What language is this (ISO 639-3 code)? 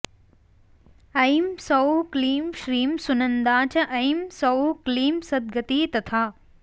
san